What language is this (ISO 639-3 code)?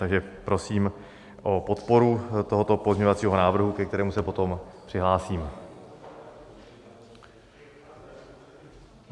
ces